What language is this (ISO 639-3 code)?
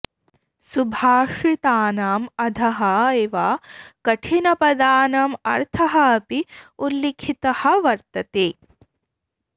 san